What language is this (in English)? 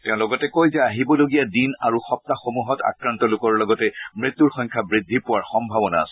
Assamese